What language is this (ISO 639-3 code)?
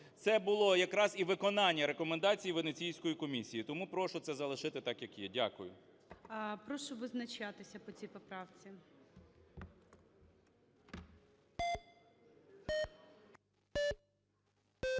ukr